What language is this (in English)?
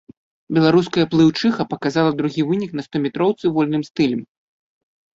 Belarusian